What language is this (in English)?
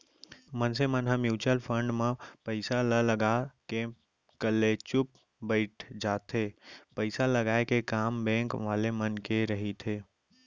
Chhattisgarhi